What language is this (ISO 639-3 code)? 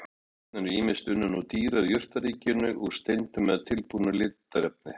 isl